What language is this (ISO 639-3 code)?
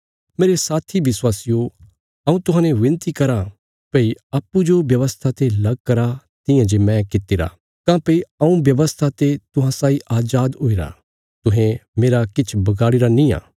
kfs